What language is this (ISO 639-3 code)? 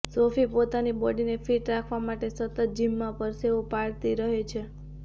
guj